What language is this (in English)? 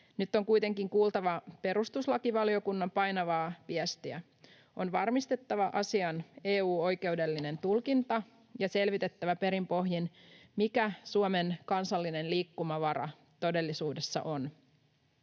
Finnish